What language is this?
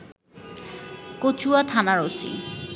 Bangla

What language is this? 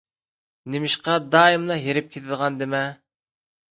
Uyghur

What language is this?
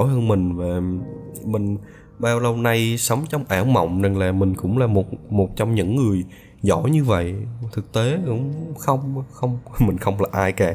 Vietnamese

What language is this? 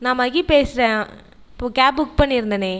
Tamil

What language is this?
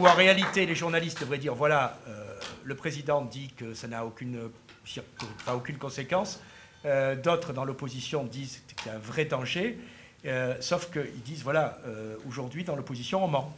French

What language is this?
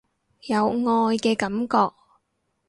Cantonese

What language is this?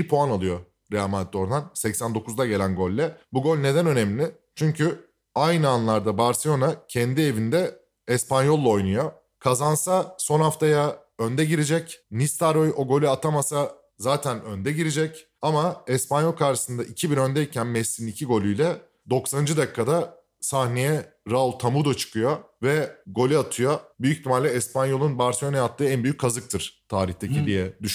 Turkish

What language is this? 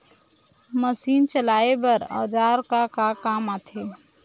Chhattisgarhi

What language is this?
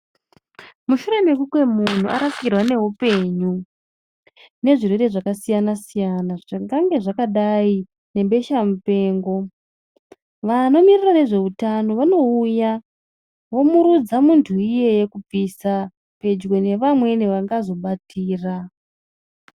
Ndau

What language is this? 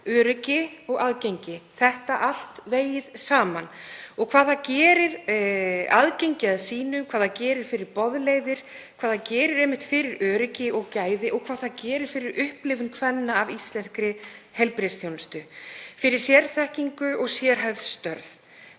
Icelandic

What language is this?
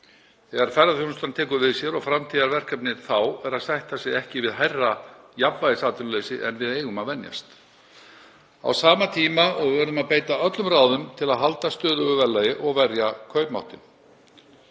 Icelandic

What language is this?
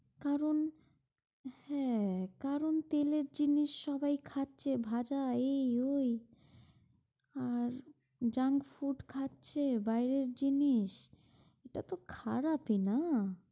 Bangla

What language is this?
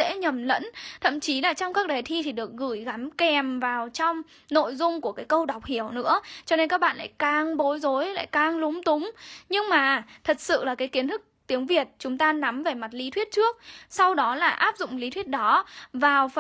Vietnamese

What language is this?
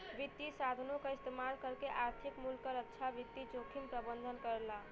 Bhojpuri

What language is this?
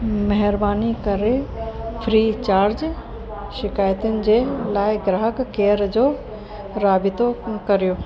Sindhi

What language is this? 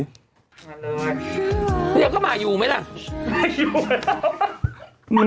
Thai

